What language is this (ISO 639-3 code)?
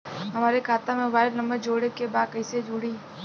bho